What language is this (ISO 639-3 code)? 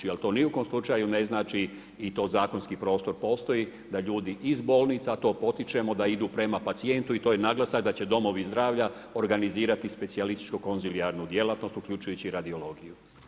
hrv